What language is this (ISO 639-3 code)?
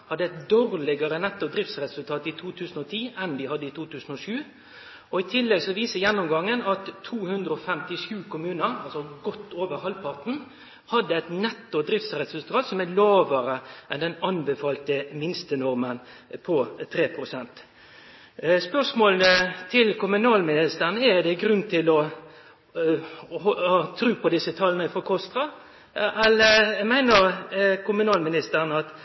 nno